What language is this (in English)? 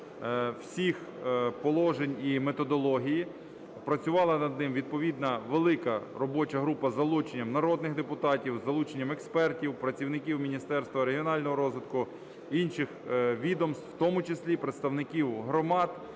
Ukrainian